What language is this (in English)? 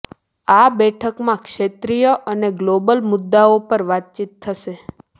Gujarati